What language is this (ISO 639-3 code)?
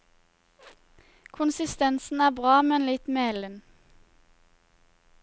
nor